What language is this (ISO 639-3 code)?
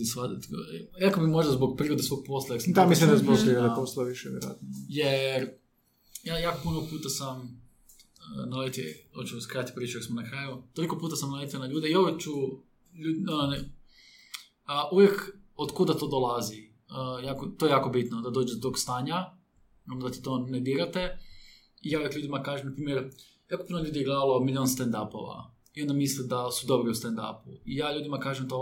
hrv